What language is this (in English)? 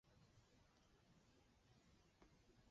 Chinese